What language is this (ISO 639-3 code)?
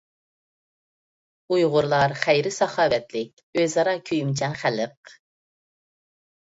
uig